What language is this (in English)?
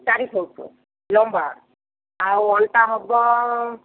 Odia